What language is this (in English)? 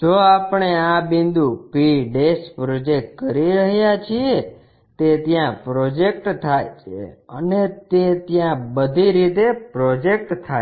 Gujarati